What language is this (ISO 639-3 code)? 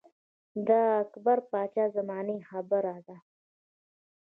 pus